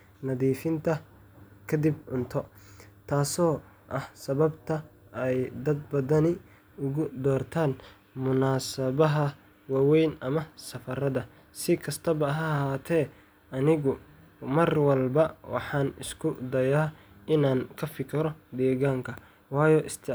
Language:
Somali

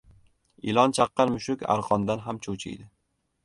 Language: Uzbek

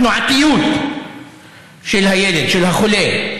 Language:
Hebrew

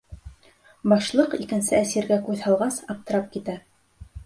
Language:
Bashkir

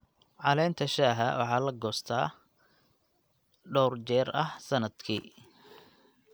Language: Somali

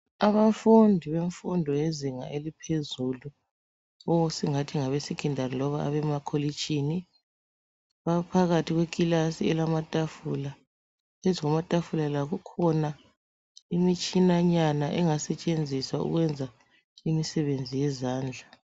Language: North Ndebele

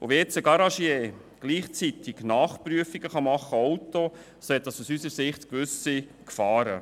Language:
Swiss German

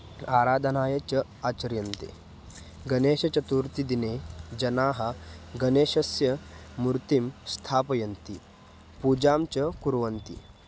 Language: Sanskrit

